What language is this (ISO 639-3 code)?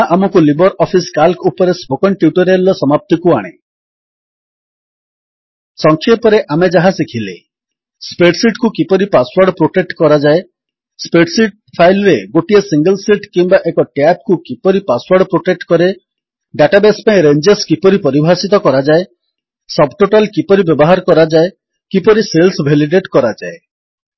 ori